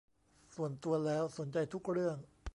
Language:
Thai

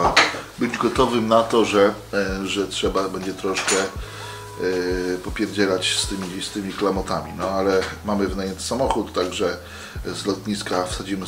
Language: Polish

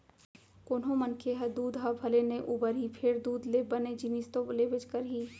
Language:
Chhattisgarhi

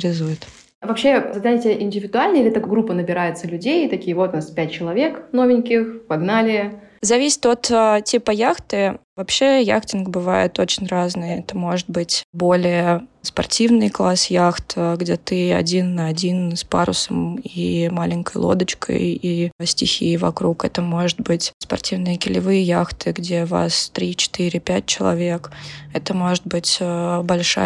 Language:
Russian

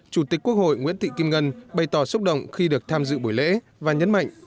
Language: Vietnamese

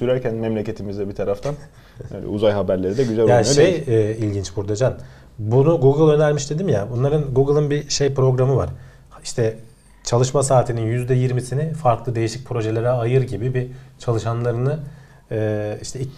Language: Turkish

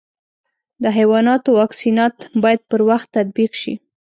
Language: Pashto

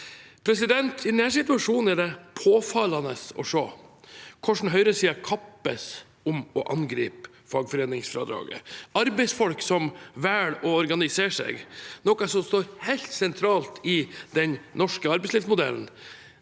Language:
Norwegian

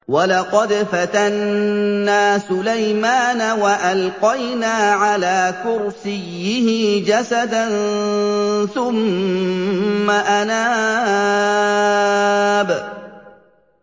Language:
Arabic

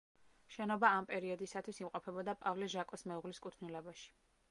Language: Georgian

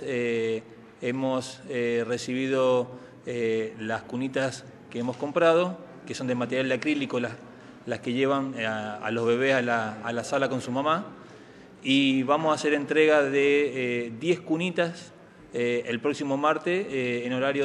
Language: Spanish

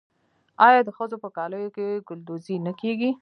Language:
Pashto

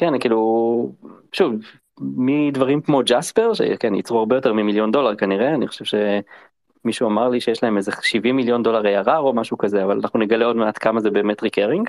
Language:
Hebrew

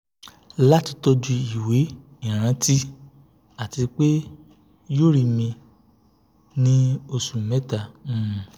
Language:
Yoruba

